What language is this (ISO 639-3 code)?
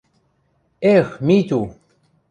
mrj